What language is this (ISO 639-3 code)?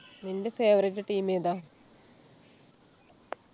mal